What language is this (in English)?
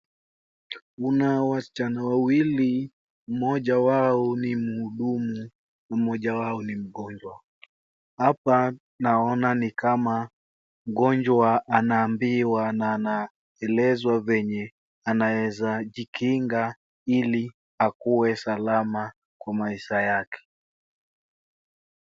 Swahili